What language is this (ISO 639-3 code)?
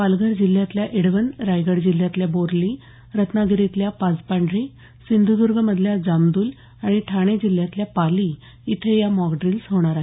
mar